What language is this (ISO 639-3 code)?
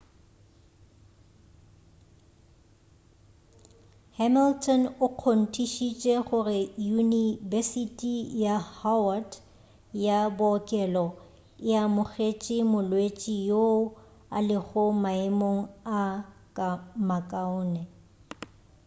nso